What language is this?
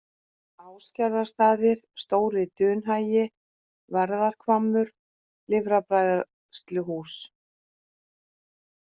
Icelandic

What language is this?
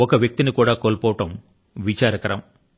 Telugu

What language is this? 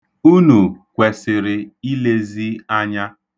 Igbo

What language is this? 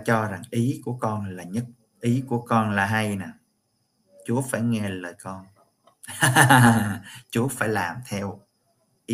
Vietnamese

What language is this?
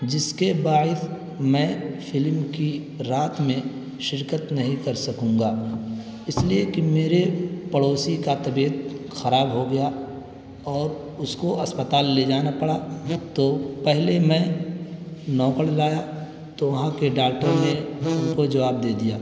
Urdu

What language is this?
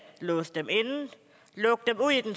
Danish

